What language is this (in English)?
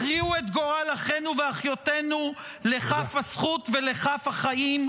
Hebrew